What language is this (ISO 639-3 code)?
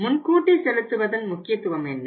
tam